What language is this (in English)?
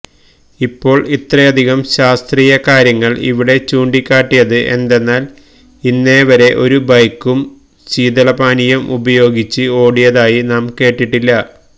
Malayalam